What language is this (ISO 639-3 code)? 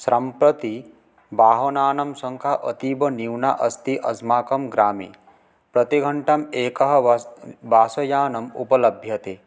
san